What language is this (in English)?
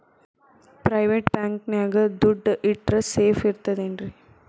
Kannada